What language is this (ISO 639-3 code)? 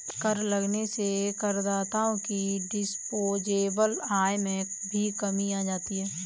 hin